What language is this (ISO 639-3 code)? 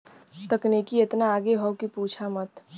bho